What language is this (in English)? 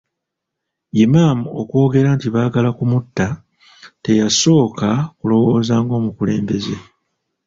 Ganda